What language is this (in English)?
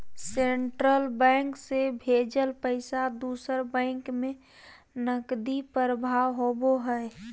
Magahi